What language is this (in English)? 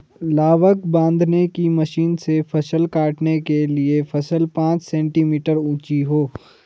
Hindi